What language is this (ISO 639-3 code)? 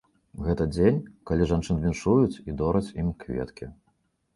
bel